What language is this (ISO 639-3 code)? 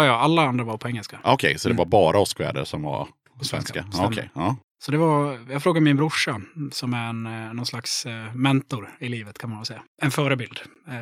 swe